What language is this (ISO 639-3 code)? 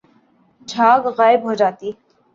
urd